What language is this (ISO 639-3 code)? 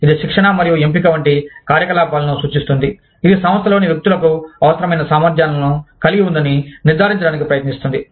tel